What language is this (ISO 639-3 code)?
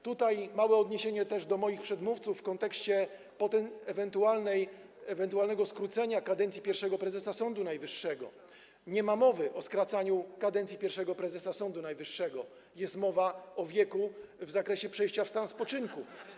pol